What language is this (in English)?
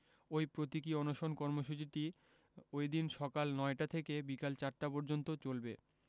Bangla